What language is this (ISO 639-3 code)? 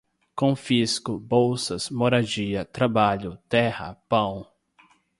por